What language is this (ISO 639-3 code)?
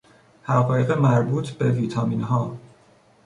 fas